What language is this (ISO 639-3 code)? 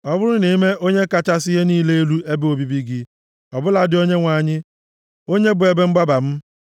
ibo